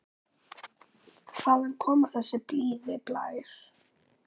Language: Icelandic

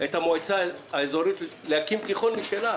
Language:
Hebrew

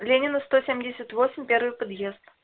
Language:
Russian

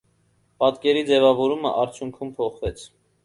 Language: Armenian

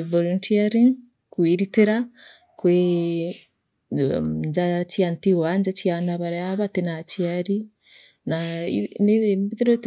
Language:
Meru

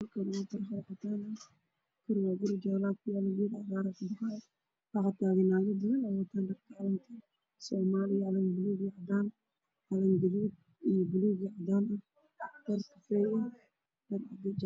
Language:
Somali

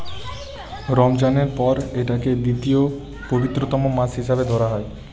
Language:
Bangla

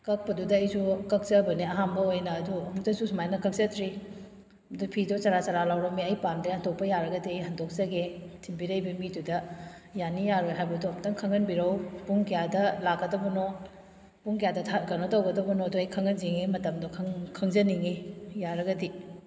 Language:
Manipuri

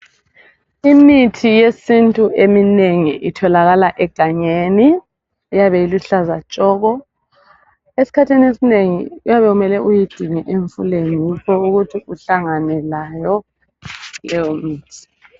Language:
North Ndebele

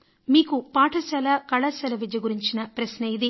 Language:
Telugu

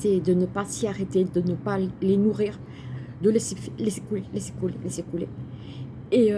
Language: French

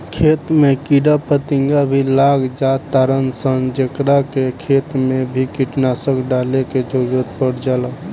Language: Bhojpuri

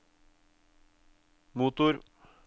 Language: Norwegian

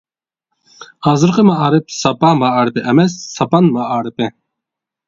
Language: Uyghur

